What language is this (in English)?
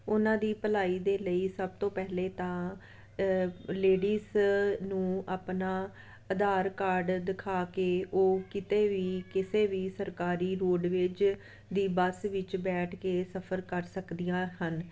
Punjabi